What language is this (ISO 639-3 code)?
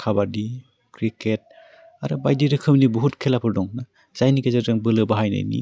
brx